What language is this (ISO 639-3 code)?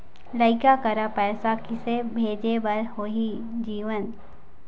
hne